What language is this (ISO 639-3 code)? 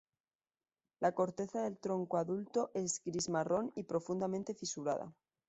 spa